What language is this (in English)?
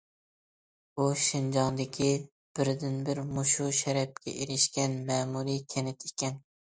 Uyghur